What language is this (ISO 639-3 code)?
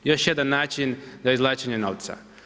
hrv